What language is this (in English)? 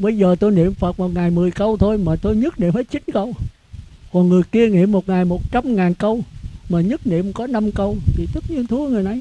Vietnamese